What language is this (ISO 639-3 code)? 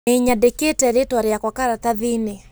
kik